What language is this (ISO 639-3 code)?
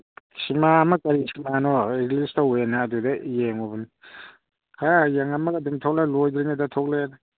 mni